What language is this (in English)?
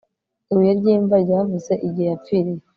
Kinyarwanda